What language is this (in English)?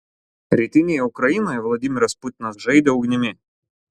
Lithuanian